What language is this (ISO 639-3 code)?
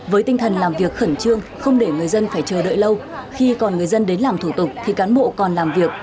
vie